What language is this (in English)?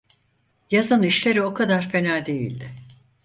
Turkish